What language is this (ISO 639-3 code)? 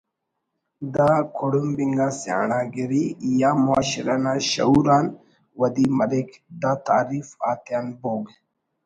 brh